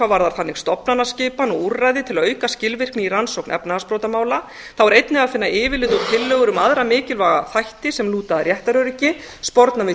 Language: Icelandic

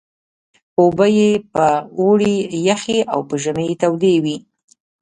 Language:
Pashto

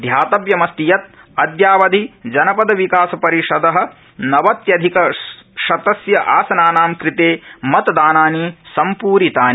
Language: Sanskrit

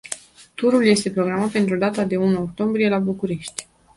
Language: Romanian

